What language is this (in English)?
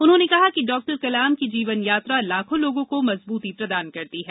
Hindi